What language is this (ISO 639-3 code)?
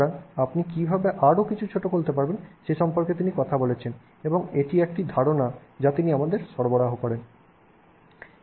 ben